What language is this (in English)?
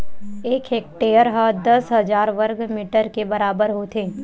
Chhattisgarhi